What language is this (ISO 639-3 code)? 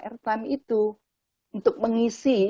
ind